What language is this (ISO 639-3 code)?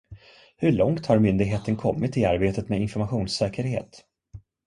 swe